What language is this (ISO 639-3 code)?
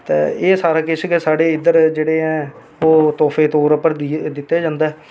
doi